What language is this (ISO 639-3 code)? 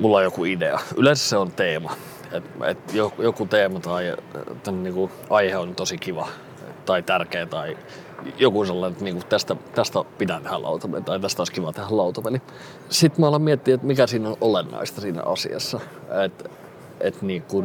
fin